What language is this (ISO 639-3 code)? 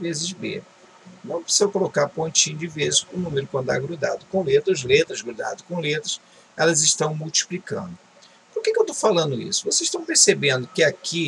por